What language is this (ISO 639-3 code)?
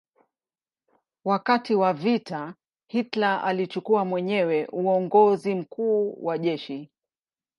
swa